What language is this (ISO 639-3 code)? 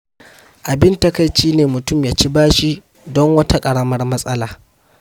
hau